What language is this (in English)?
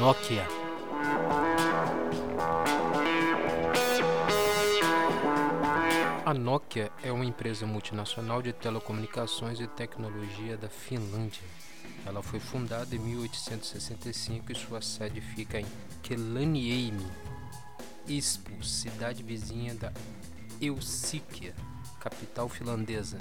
Portuguese